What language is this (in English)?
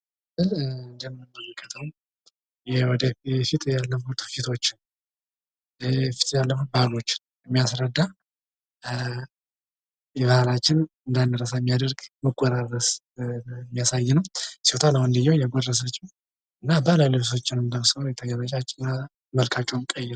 Amharic